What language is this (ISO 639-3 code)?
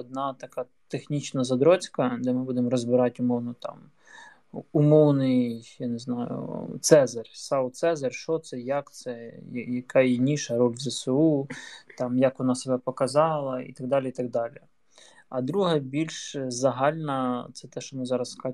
ukr